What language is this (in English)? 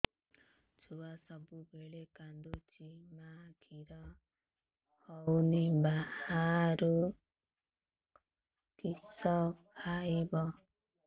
Odia